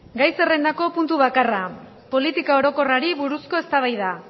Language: Basque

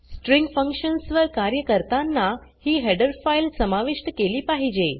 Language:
Marathi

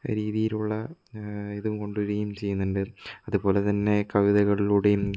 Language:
Malayalam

